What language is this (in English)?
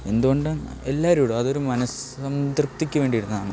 Malayalam